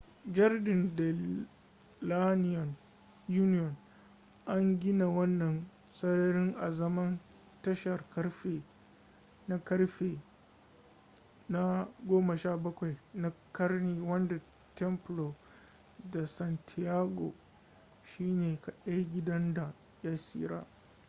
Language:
Hausa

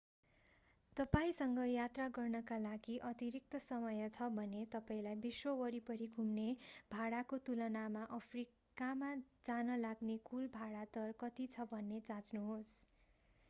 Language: Nepali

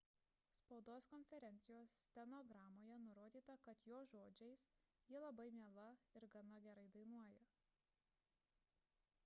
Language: Lithuanian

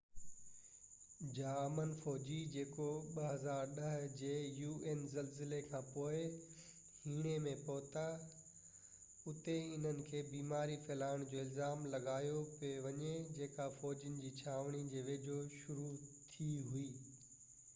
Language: Sindhi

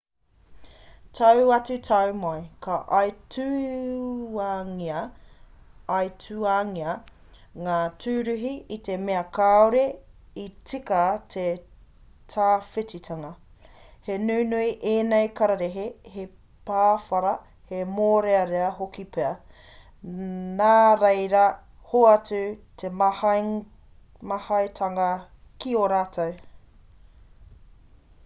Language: Māori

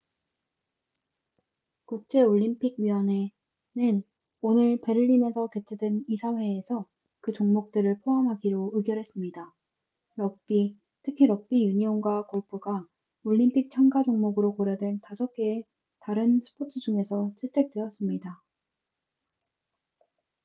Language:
Korean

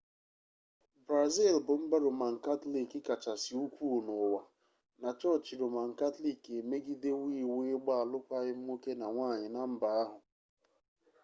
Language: Igbo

